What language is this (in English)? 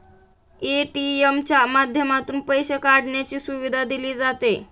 Marathi